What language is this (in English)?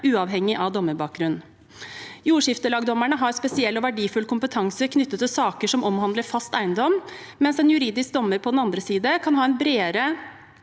Norwegian